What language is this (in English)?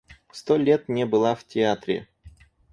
Russian